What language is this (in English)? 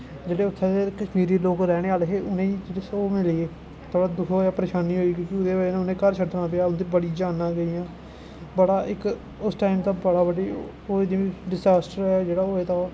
Dogri